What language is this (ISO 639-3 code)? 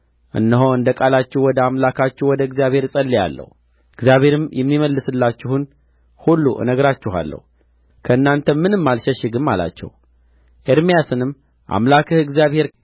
amh